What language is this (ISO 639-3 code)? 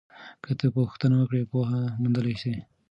pus